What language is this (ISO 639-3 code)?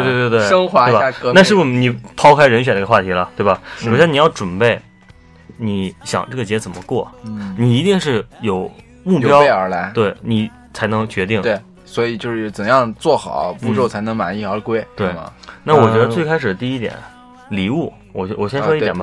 zho